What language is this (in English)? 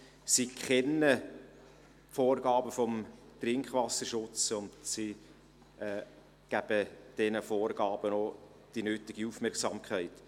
Swiss German